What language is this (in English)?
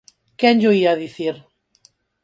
Galician